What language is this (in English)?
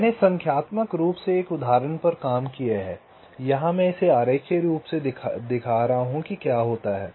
Hindi